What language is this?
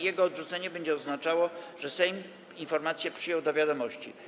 Polish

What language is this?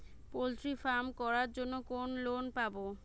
Bangla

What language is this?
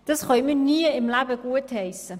Swiss German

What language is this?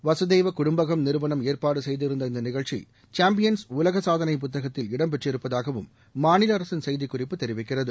Tamil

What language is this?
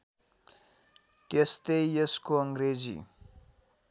Nepali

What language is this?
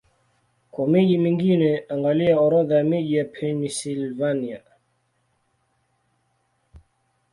Swahili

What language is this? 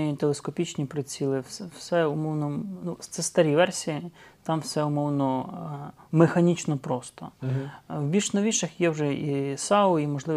Ukrainian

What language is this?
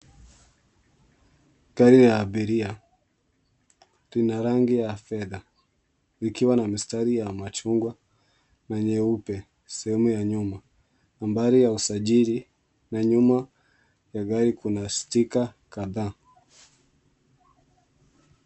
Swahili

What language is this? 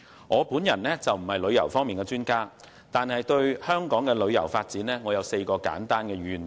Cantonese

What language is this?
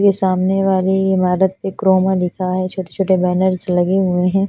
Hindi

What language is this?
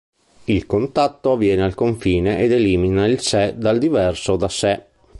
Italian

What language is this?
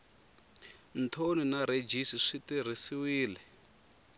Tsonga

